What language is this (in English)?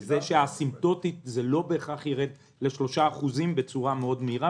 Hebrew